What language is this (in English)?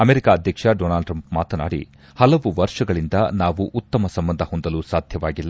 Kannada